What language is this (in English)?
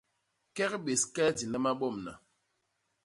Basaa